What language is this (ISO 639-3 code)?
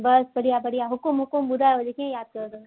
snd